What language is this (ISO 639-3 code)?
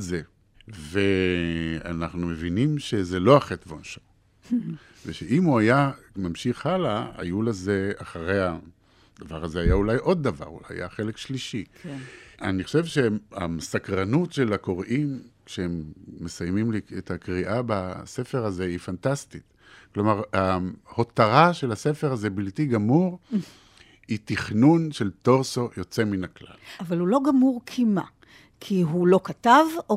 heb